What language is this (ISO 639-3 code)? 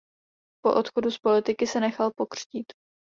ces